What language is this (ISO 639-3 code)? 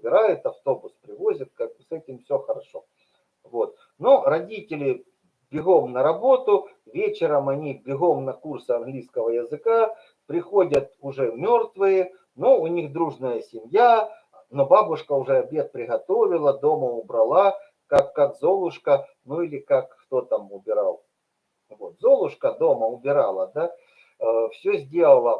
rus